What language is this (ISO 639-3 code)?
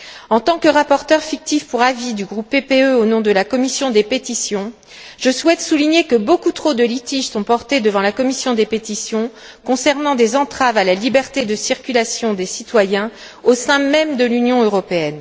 fra